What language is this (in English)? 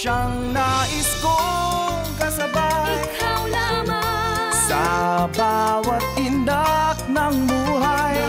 Filipino